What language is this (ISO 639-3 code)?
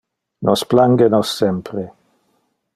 ina